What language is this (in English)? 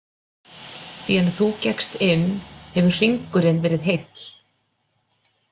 Icelandic